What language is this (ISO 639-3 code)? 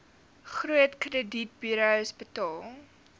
afr